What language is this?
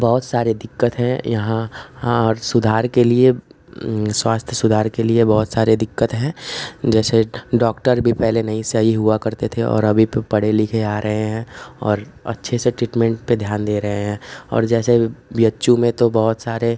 Hindi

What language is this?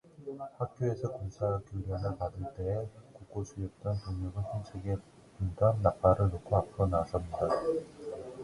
Korean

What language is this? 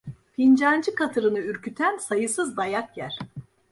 Turkish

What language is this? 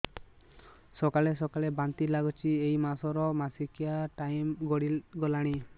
Odia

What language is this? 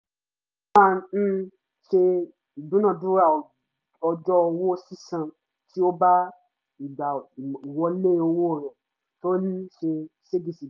Yoruba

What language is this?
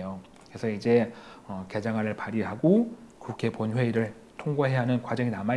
Korean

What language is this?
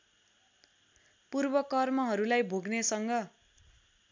Nepali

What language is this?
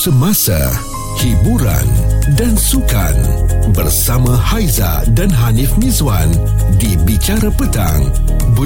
Malay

